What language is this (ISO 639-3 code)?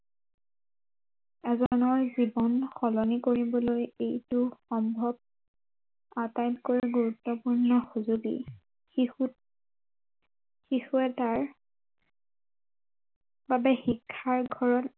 asm